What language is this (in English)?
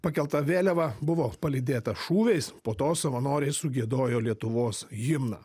Lithuanian